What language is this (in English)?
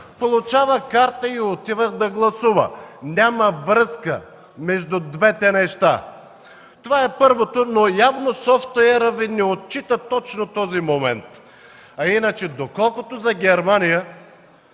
Bulgarian